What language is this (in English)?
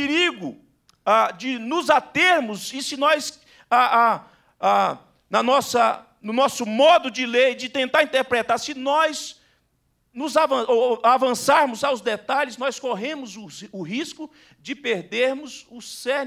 Portuguese